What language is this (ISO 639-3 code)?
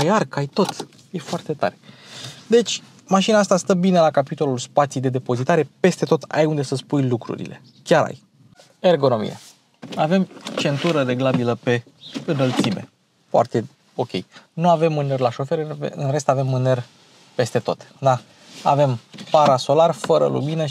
ron